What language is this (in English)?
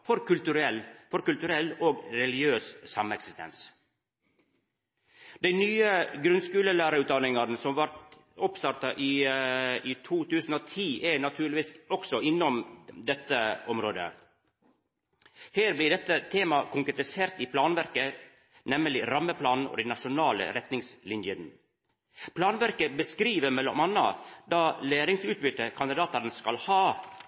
Norwegian Nynorsk